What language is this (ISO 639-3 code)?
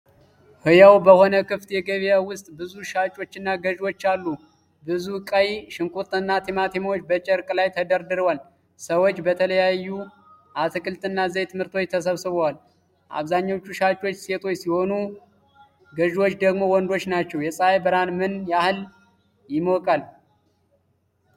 amh